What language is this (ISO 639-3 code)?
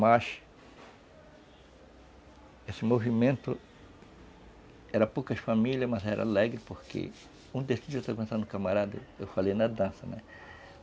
por